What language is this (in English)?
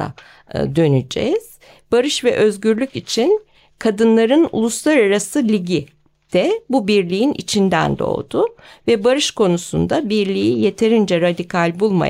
Turkish